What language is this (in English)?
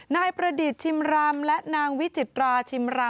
Thai